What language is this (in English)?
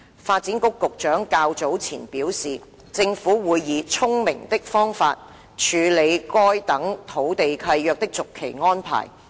Cantonese